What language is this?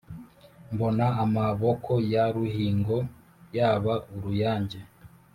Kinyarwanda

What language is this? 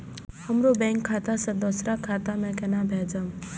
Maithili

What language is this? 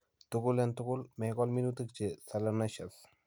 Kalenjin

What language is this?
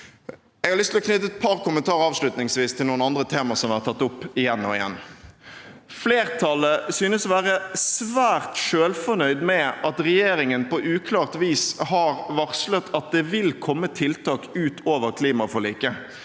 Norwegian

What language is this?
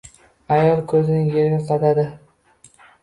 Uzbek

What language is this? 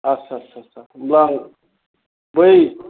Bodo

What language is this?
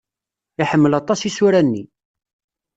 Kabyle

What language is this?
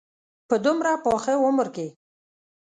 Pashto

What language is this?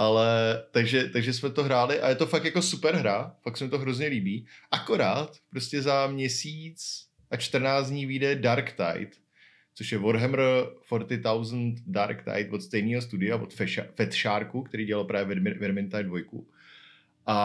Czech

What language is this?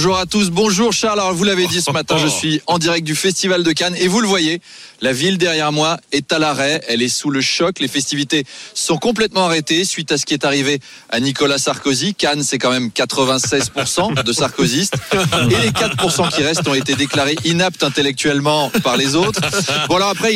French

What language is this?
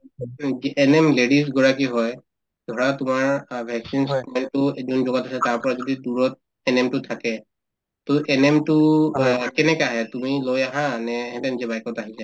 Assamese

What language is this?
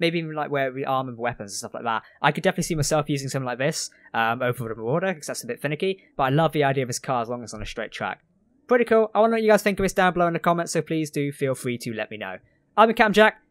English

